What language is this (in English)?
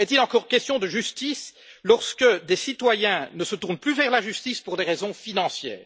French